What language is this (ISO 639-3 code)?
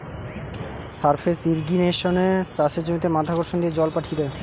ben